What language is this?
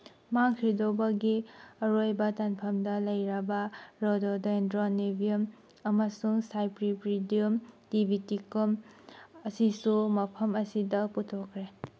Manipuri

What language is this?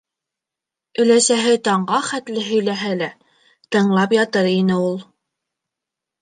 Bashkir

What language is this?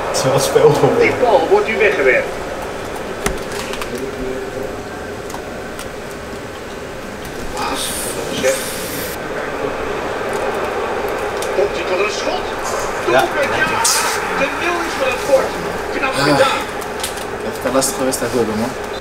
Dutch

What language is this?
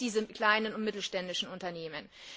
German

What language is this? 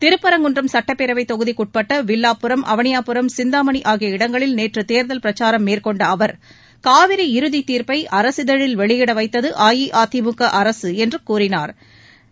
Tamil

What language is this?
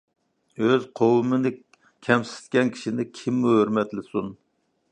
Uyghur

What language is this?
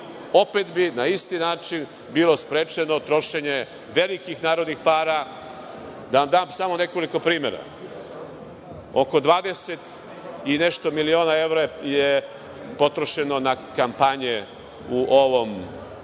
Serbian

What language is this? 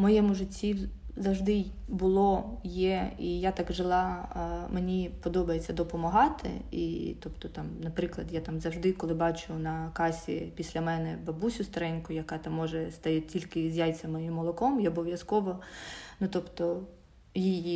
Ukrainian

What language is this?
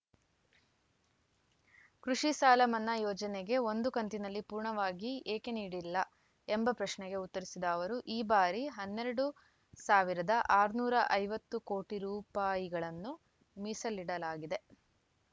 Kannada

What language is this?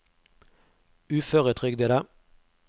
Norwegian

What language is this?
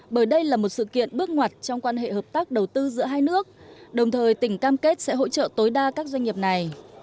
Vietnamese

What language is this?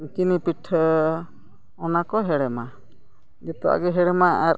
Santali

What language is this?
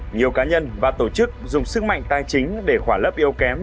Vietnamese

